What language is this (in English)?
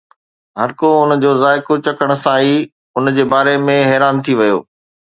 Sindhi